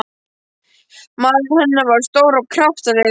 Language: Icelandic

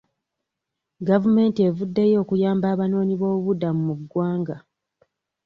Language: Ganda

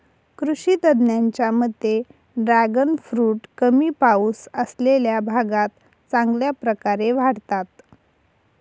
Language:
Marathi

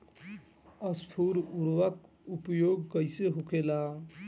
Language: Bhojpuri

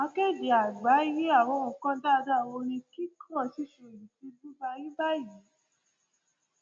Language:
Yoruba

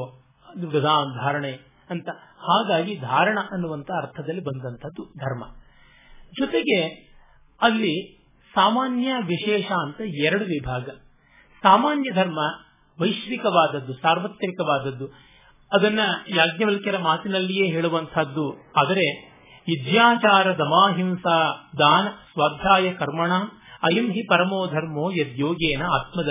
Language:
Kannada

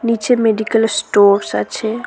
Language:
Bangla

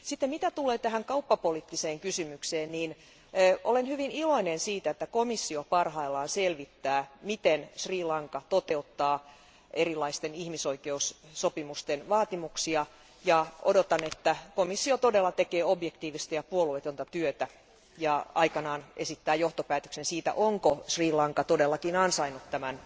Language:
Finnish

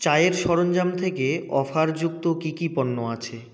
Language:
Bangla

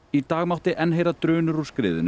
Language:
Icelandic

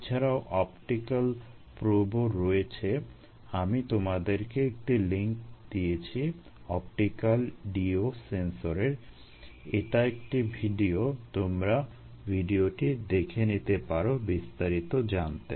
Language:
Bangla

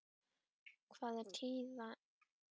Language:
Icelandic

